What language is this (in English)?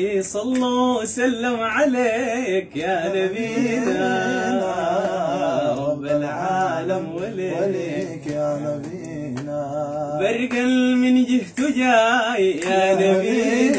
Arabic